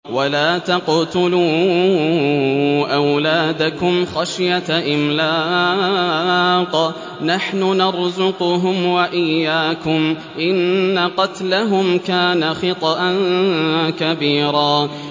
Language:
Arabic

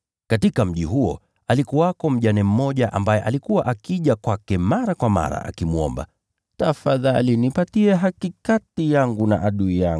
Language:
Swahili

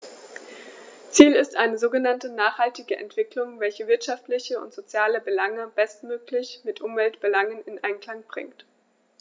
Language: German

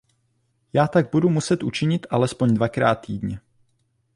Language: Czech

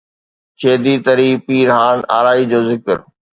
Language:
Sindhi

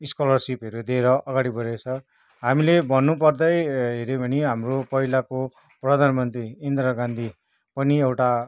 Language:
Nepali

